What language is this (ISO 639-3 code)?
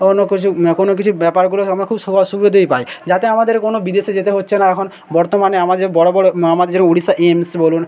ben